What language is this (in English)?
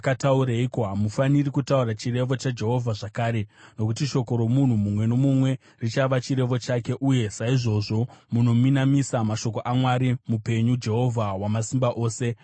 Shona